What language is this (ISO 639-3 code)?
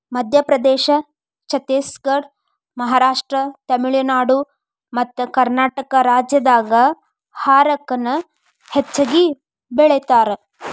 kan